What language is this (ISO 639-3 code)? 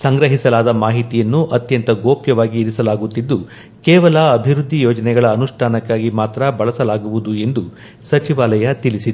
kan